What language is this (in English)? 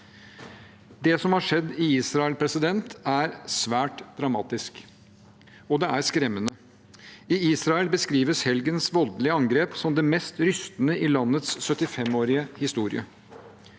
Norwegian